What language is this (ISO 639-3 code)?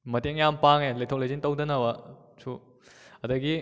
mni